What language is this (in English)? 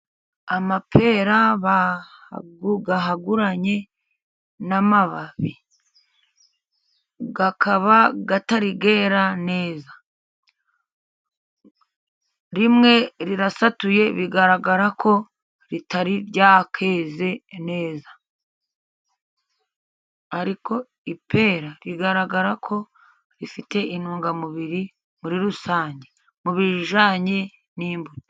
Kinyarwanda